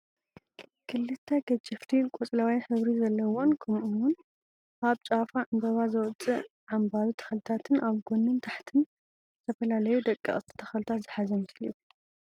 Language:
Tigrinya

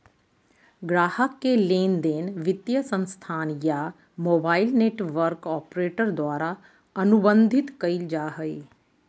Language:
Magahi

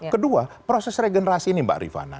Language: Indonesian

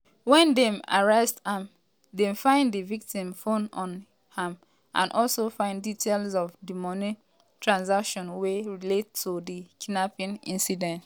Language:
Nigerian Pidgin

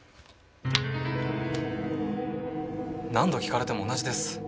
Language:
Japanese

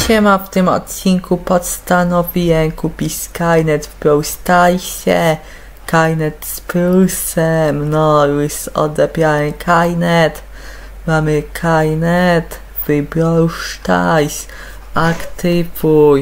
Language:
Polish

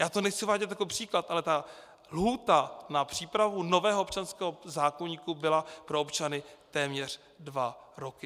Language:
Czech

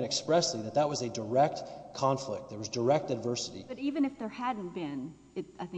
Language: English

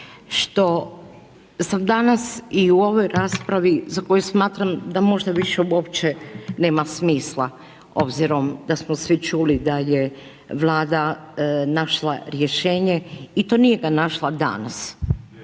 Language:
Croatian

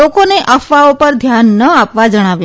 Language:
Gujarati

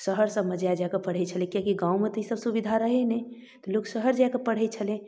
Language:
Maithili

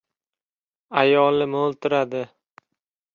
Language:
Uzbek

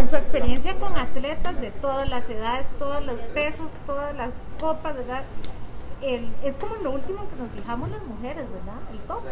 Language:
Spanish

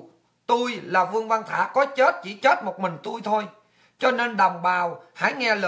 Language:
Vietnamese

